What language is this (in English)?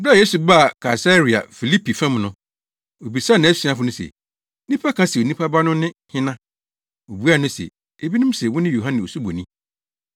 Akan